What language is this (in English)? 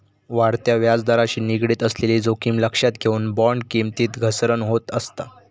Marathi